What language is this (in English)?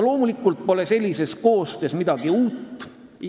Estonian